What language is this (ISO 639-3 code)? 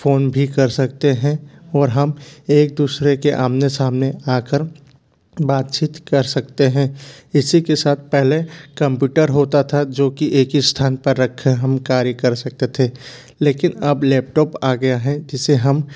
hin